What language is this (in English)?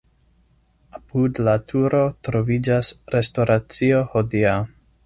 Esperanto